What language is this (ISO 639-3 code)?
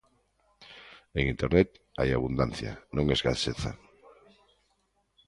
glg